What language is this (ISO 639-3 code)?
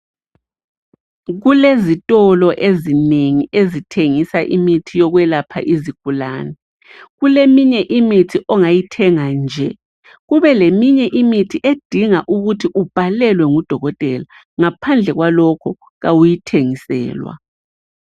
nde